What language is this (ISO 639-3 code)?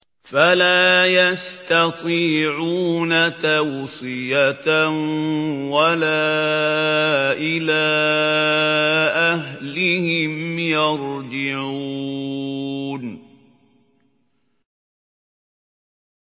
ara